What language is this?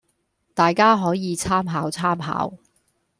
Cantonese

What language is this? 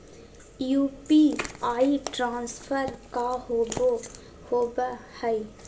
Magahi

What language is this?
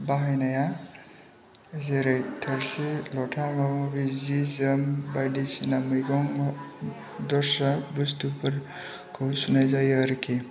Bodo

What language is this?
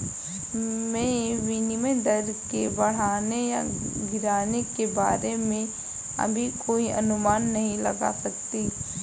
Hindi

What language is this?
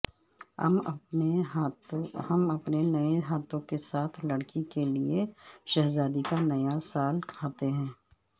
Urdu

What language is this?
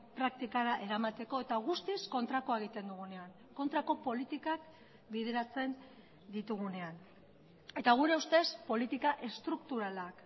Basque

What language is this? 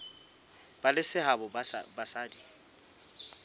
Southern Sotho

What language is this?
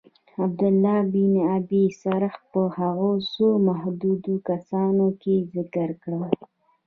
Pashto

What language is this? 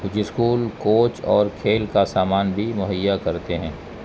Urdu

